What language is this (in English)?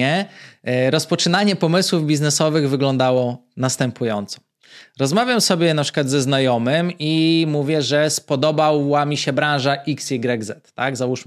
Polish